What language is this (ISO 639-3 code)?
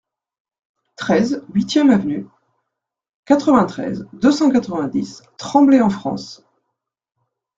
fra